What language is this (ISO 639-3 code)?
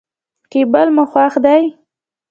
pus